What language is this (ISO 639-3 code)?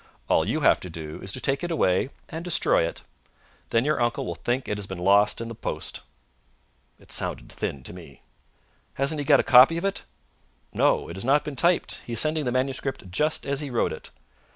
eng